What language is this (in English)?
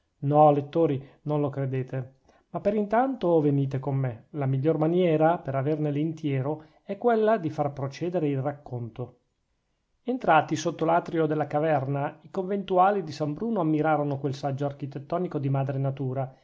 Italian